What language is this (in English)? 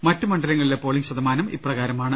Malayalam